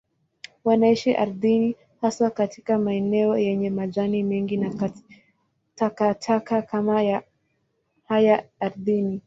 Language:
Swahili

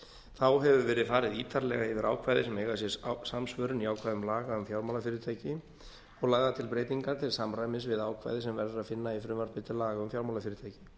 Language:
Icelandic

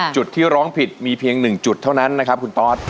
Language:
Thai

